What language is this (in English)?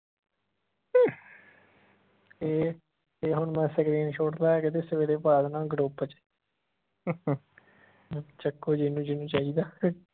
Punjabi